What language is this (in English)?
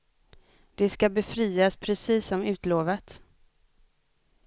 Swedish